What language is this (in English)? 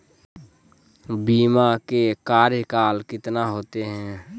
Magahi